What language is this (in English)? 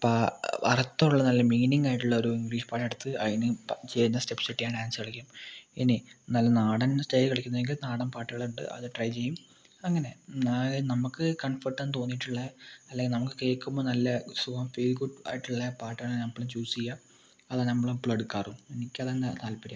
Malayalam